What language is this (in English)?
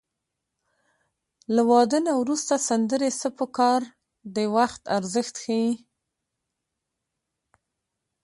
Pashto